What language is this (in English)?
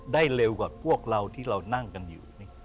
Thai